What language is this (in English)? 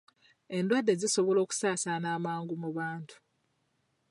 Ganda